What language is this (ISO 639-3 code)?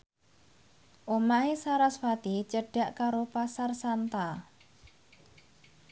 jav